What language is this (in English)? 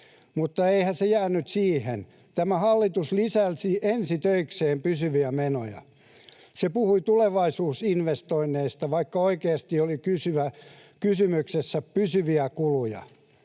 Finnish